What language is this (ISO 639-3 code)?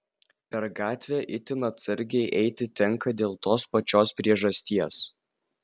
lit